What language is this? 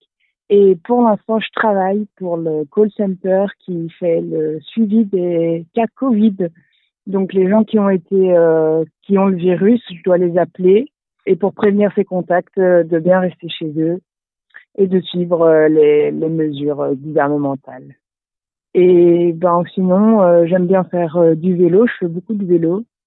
French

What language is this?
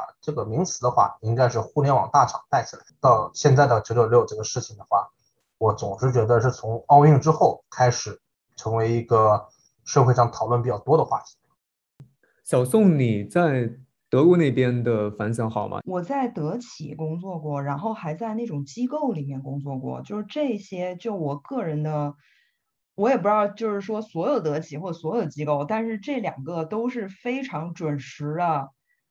Chinese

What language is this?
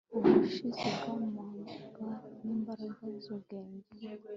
Kinyarwanda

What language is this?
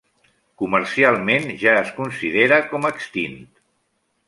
Catalan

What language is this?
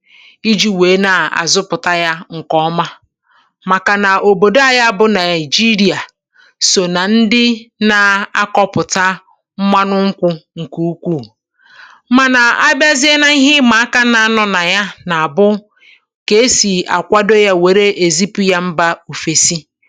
Igbo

